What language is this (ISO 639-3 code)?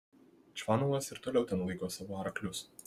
lit